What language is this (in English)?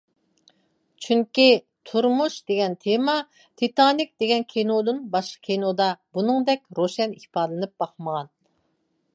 Uyghur